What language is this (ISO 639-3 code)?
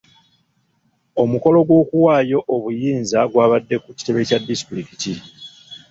lug